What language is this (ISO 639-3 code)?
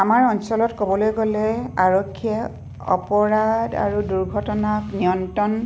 asm